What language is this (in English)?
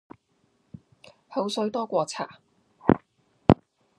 Cantonese